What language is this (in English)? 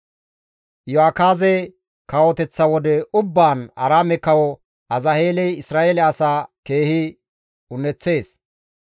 Gamo